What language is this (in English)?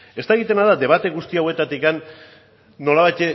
Basque